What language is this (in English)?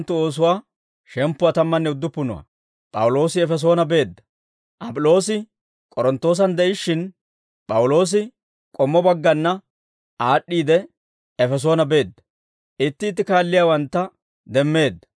Dawro